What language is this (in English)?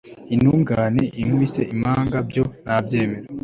Kinyarwanda